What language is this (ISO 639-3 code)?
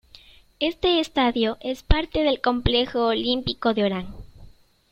spa